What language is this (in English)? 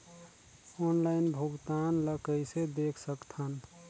Chhattisgarhi